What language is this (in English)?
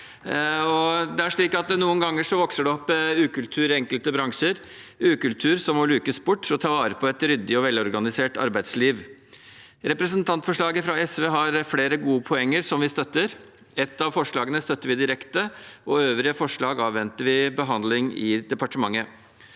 Norwegian